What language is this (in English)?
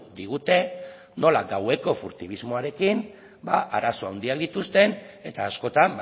Basque